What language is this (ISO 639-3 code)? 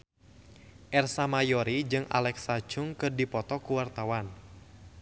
sun